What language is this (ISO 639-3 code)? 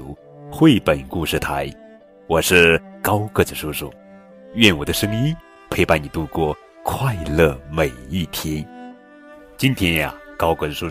zho